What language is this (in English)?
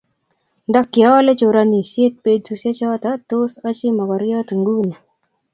Kalenjin